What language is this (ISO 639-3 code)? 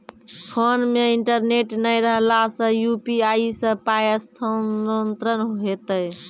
mai